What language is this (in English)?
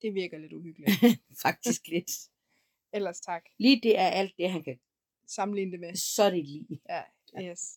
Danish